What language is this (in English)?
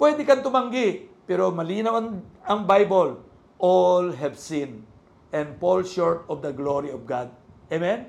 Filipino